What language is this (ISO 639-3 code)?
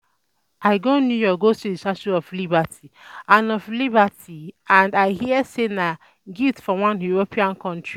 pcm